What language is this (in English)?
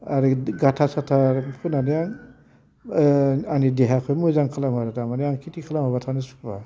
Bodo